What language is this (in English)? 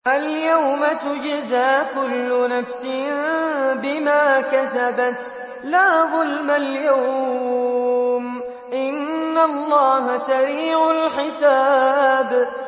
Arabic